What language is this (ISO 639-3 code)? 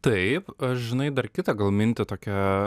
lit